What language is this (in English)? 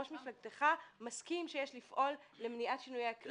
Hebrew